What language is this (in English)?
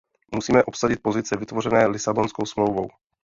Czech